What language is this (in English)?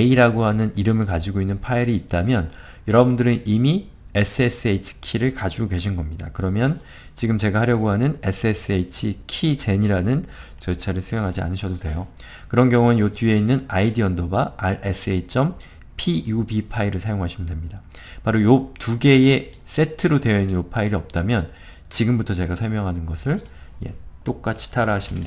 Korean